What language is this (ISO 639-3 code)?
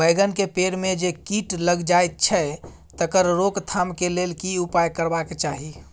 mai